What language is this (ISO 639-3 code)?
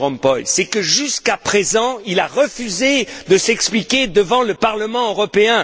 fra